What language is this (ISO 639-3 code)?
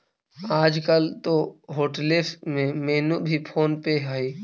mag